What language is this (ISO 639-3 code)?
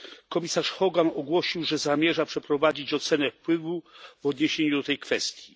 pol